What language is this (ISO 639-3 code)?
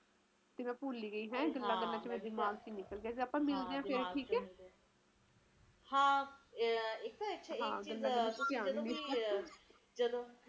pan